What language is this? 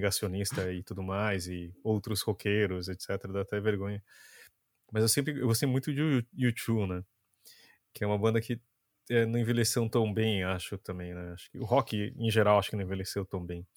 Portuguese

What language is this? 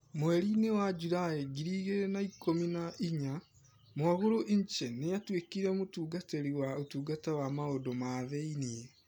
Kikuyu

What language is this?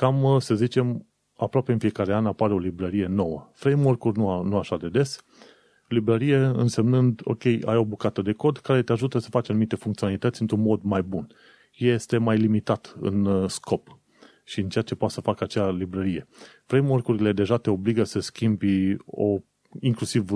Romanian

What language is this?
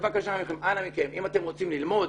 Hebrew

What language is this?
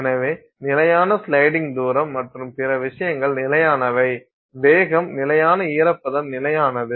Tamil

